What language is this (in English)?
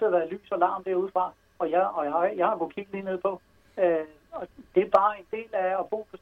Danish